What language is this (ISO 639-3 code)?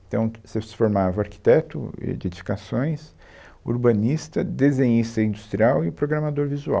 por